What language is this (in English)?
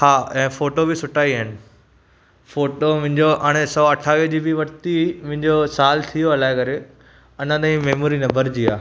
Sindhi